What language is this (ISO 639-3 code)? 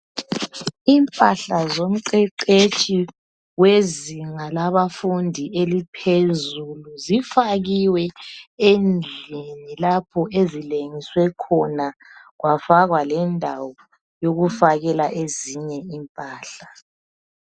nde